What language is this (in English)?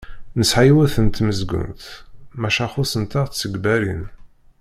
Kabyle